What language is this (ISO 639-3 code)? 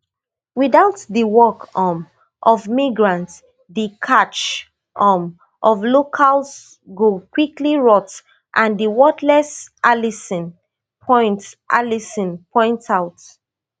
pcm